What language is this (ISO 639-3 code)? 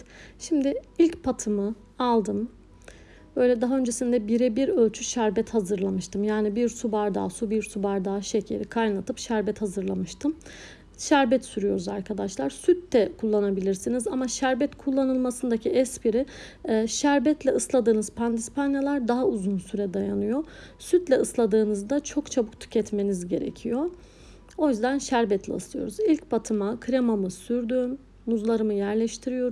tur